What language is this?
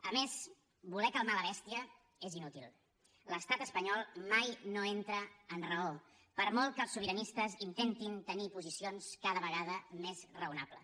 Catalan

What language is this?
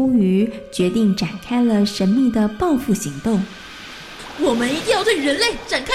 Chinese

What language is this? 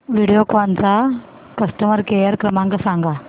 Marathi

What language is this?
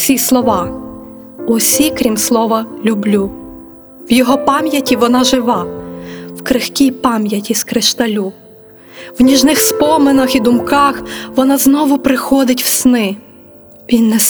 Ukrainian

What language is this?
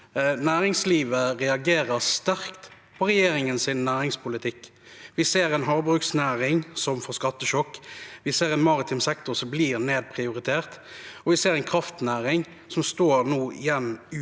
Norwegian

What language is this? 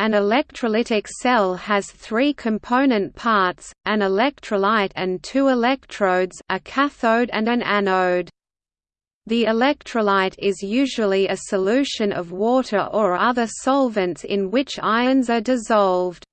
English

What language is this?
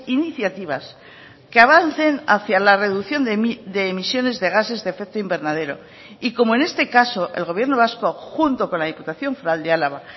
Spanish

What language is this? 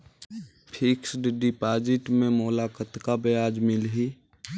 Chhattisgarhi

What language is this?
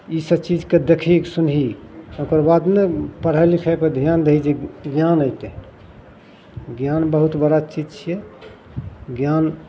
Maithili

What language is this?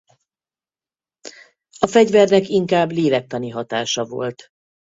Hungarian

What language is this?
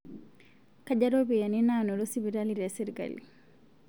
Masai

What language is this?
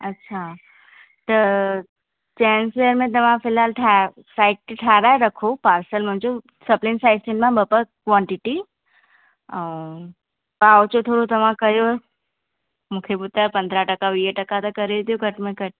Sindhi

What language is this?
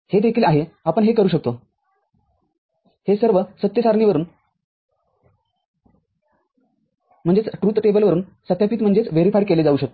Marathi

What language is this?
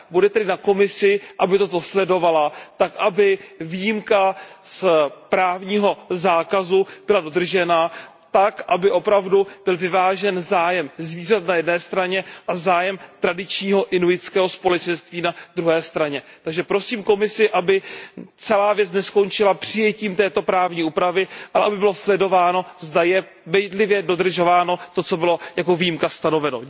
Czech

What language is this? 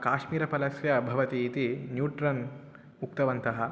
Sanskrit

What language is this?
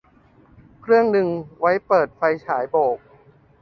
Thai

